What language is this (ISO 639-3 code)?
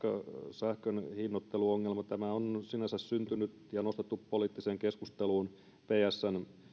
fin